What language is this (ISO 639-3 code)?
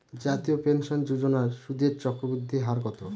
ben